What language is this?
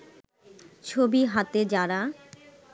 Bangla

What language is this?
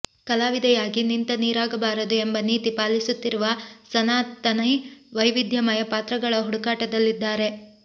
Kannada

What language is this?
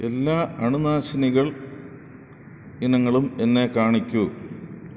Malayalam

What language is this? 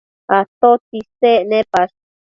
Matsés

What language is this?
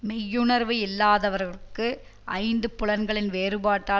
Tamil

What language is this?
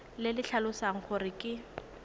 Tswana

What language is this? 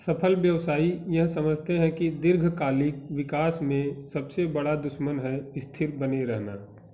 Hindi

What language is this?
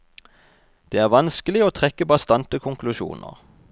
Norwegian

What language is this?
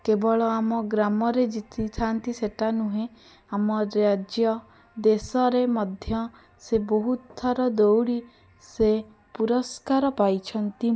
Odia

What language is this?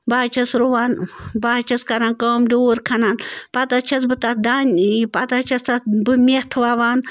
Kashmiri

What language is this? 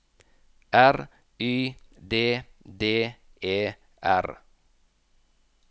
Norwegian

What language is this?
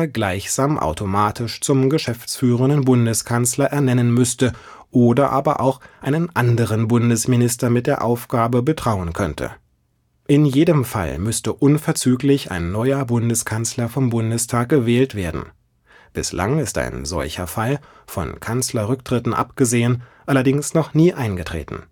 German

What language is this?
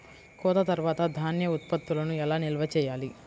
Telugu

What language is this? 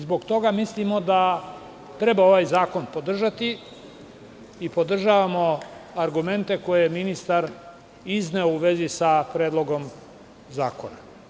Serbian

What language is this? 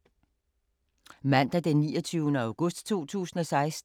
Danish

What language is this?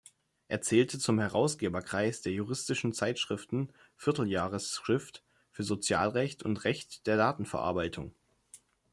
German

